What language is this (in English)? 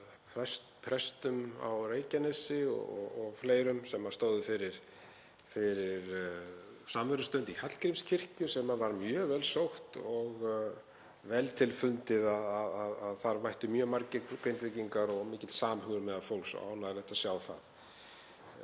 Icelandic